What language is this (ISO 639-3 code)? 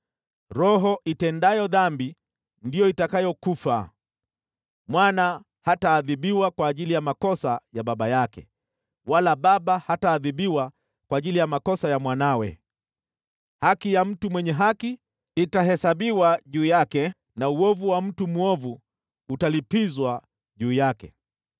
swa